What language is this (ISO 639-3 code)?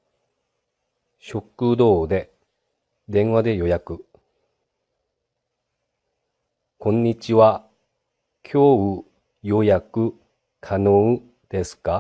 jpn